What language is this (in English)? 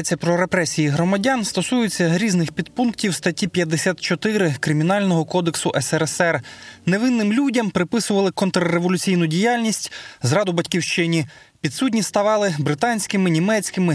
Ukrainian